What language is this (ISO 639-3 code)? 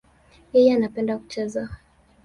swa